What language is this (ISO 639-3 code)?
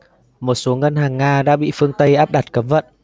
vie